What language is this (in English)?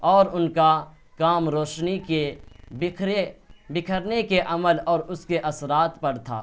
Urdu